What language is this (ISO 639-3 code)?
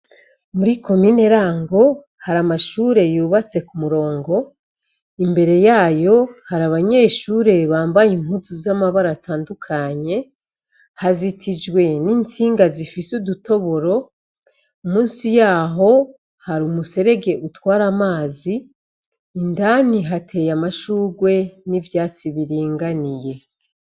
run